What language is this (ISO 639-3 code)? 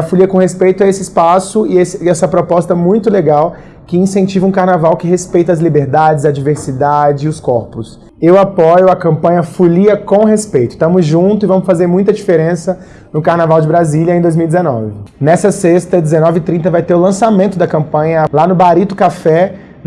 por